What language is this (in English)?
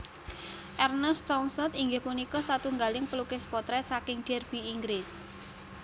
Javanese